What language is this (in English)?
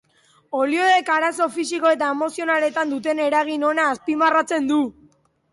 Basque